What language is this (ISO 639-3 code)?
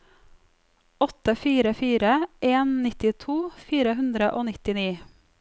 nor